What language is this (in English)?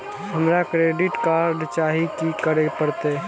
Maithili